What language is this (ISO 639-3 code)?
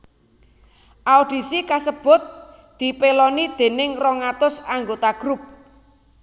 jav